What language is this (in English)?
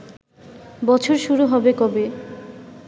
Bangla